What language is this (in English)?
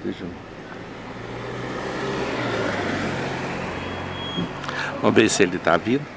Portuguese